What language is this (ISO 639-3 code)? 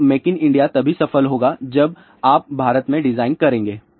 hin